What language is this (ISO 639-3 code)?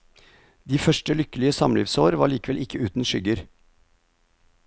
nor